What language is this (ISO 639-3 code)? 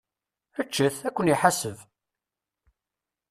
kab